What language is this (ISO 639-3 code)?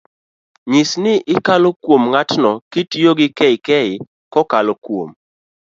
luo